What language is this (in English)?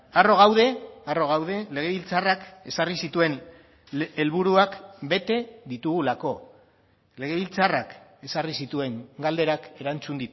Basque